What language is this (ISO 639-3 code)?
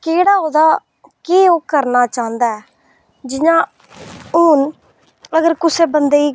doi